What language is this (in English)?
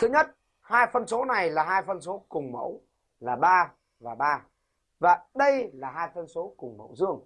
Vietnamese